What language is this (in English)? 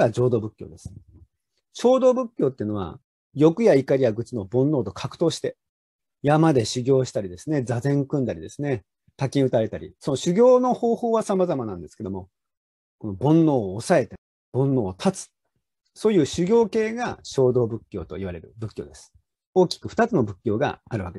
Japanese